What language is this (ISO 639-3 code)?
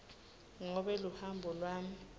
ssw